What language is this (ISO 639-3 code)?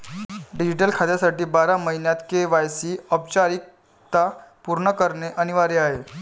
mar